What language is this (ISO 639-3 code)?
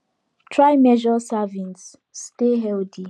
pcm